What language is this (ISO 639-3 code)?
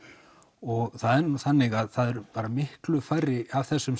isl